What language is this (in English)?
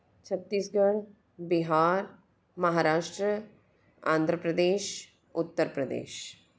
Hindi